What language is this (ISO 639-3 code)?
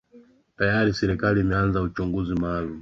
swa